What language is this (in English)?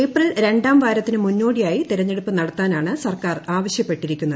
Malayalam